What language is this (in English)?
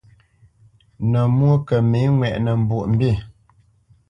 Bamenyam